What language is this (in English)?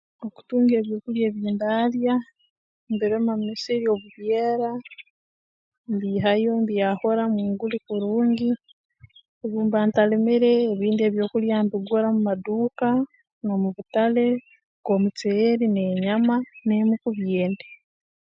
Tooro